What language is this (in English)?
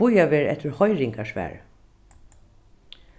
Faroese